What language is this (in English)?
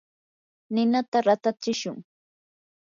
Yanahuanca Pasco Quechua